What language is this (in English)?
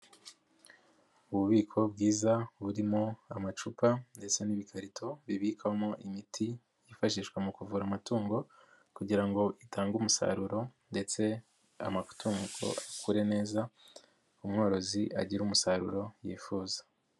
Kinyarwanda